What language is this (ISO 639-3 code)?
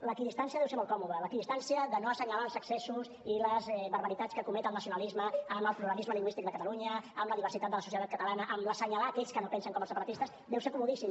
cat